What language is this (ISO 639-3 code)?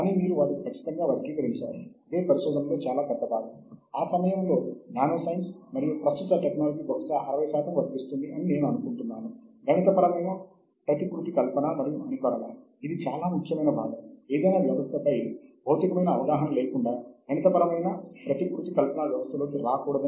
tel